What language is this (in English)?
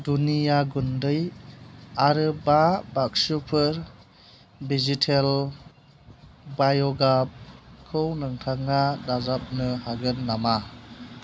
Bodo